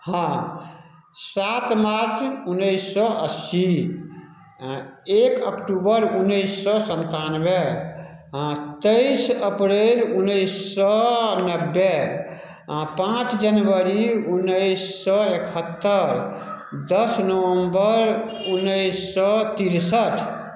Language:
Maithili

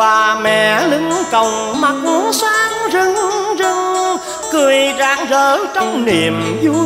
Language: Vietnamese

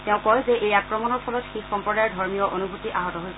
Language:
Assamese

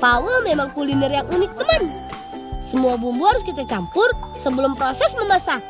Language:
Indonesian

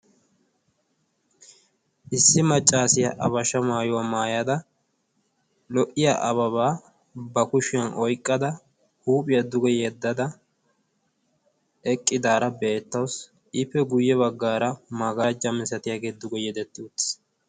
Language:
Wolaytta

